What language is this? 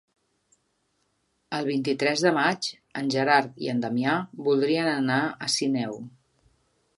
Catalan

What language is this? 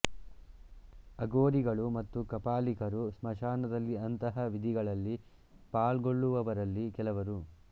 Kannada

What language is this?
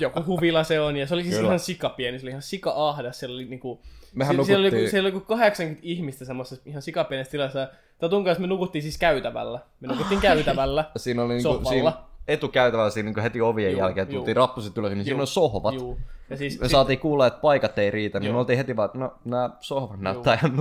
Finnish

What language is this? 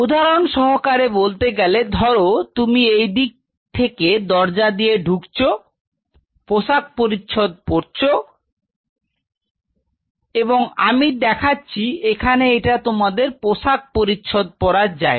Bangla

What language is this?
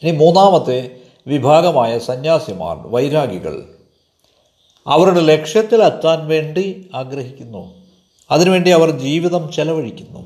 Malayalam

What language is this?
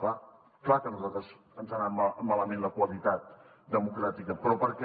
Catalan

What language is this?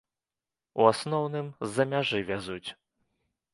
Belarusian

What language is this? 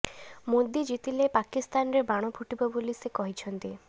Odia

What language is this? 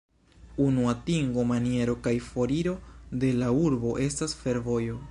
Esperanto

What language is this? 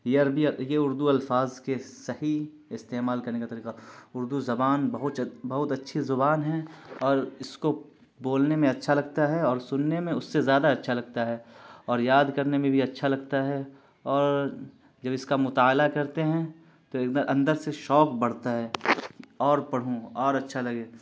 Urdu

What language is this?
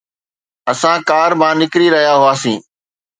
Sindhi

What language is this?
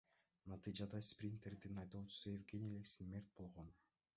Kyrgyz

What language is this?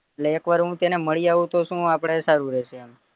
Gujarati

